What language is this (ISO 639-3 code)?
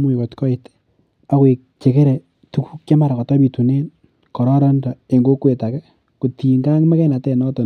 kln